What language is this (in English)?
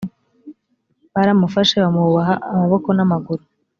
Kinyarwanda